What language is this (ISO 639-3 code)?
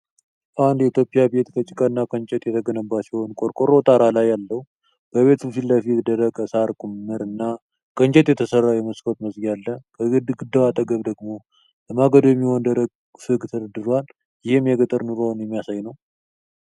amh